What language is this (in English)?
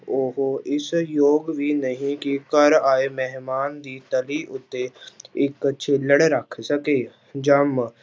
Punjabi